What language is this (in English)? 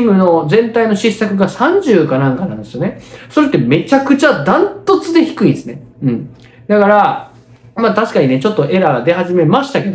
Japanese